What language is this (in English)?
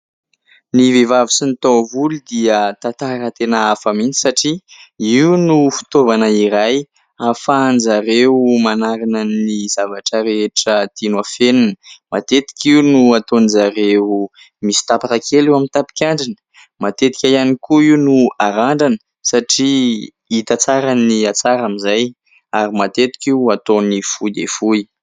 Malagasy